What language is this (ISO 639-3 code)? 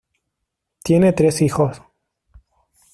spa